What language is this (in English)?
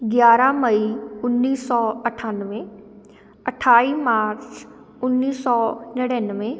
Punjabi